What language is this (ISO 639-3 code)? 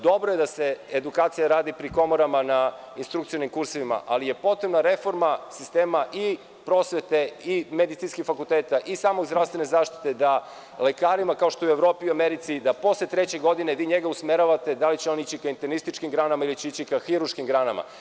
srp